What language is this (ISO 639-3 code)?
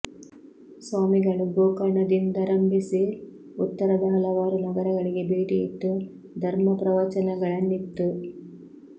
kan